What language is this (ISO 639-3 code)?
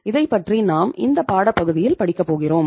tam